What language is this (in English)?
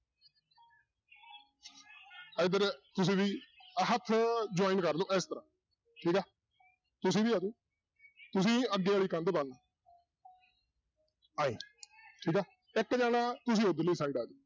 Punjabi